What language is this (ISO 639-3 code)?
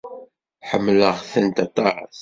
kab